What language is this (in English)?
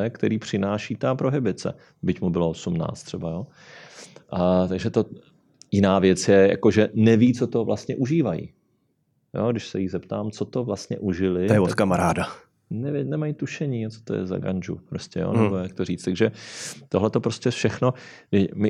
Czech